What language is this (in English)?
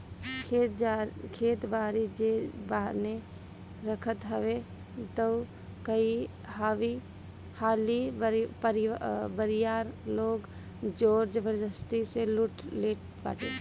Bhojpuri